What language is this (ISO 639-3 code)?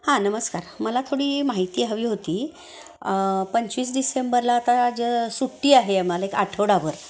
mar